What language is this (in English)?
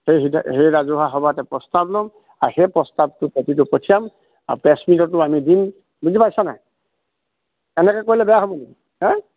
Assamese